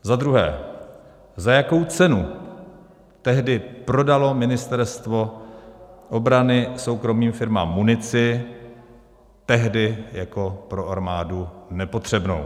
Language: Czech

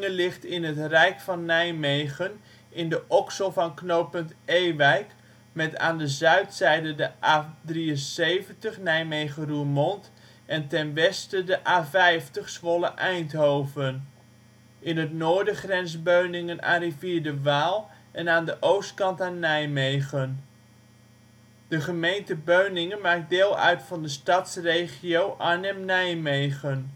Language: Dutch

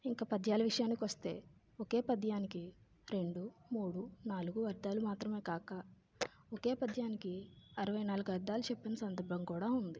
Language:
Telugu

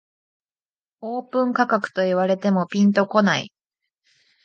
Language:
Japanese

